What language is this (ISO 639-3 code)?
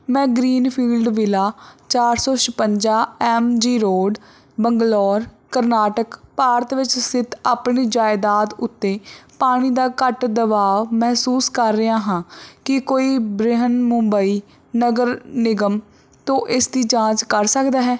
pan